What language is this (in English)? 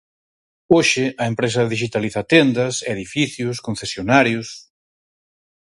Galician